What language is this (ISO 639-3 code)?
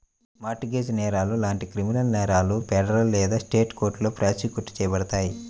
tel